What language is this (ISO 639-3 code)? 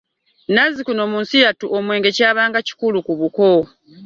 lug